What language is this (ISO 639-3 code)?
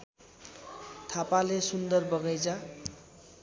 nep